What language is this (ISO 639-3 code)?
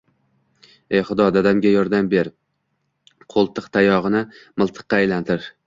uzb